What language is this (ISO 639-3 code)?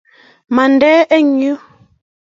kln